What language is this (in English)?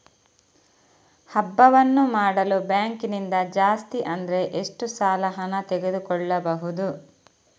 Kannada